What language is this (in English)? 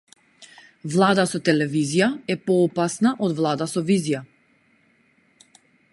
Macedonian